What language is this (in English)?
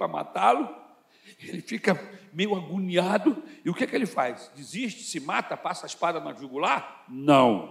Portuguese